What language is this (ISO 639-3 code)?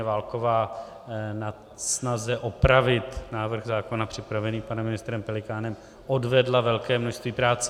ces